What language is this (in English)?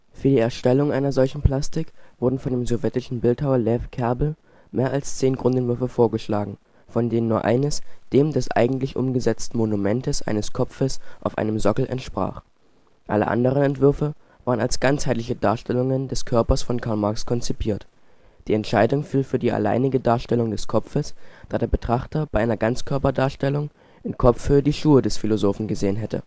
German